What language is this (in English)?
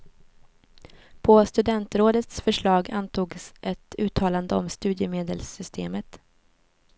Swedish